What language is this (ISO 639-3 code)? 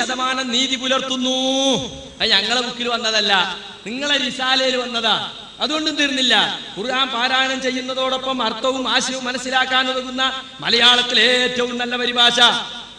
mal